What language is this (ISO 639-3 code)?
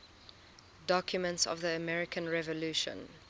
eng